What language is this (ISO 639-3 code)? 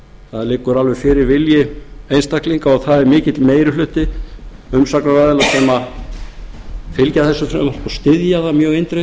isl